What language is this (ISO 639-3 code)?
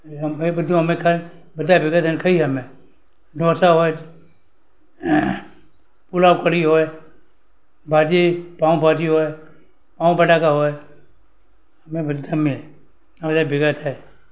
guj